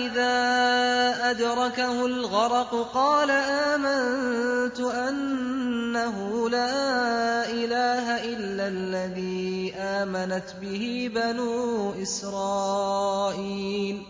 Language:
Arabic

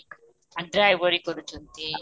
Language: Odia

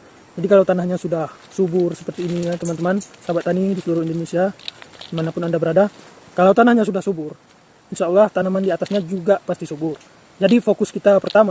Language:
Indonesian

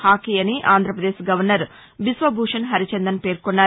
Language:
Telugu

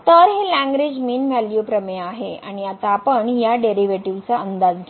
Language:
Marathi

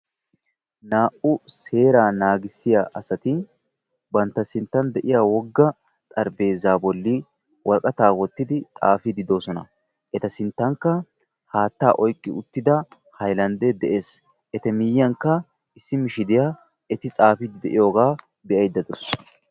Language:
Wolaytta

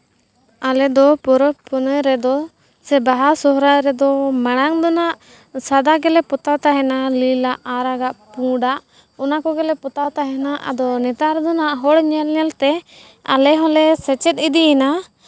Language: Santali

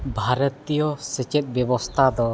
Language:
Santali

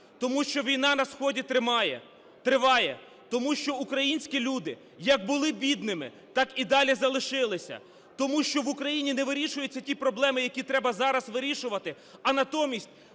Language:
Ukrainian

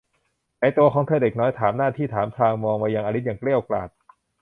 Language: Thai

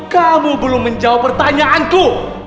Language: Indonesian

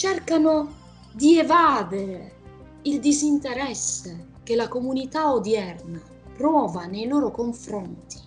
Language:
Italian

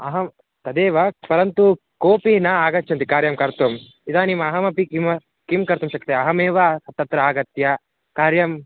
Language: Sanskrit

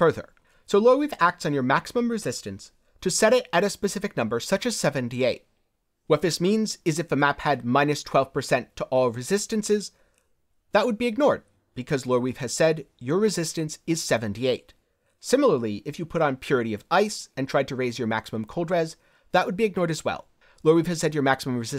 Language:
English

